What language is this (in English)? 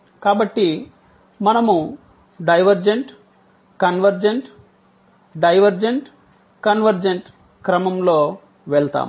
Telugu